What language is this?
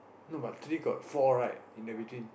English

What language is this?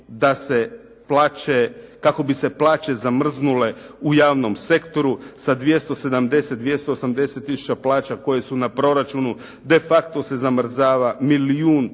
Croatian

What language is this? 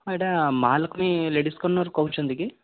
Odia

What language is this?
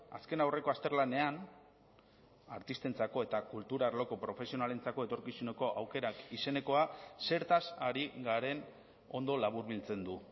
Basque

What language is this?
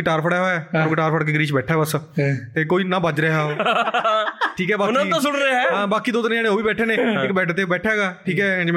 Punjabi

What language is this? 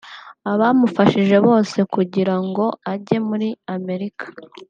Kinyarwanda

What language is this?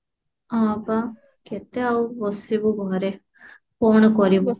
Odia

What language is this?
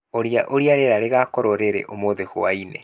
Kikuyu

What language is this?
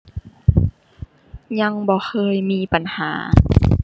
Thai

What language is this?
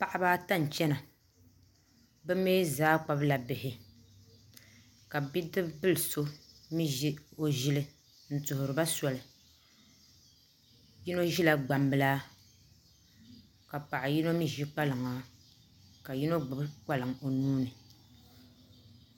Dagbani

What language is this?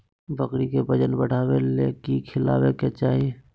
Magahi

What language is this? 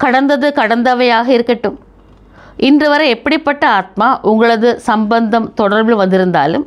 Tamil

